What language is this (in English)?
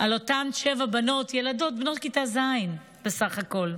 Hebrew